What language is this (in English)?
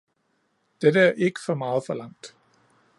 Danish